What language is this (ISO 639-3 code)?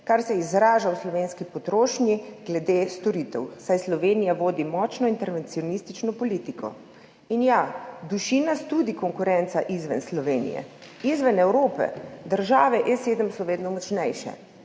slv